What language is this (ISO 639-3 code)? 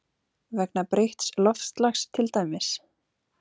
isl